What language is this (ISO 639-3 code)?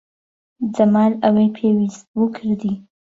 ckb